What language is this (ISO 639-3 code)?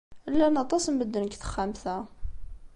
kab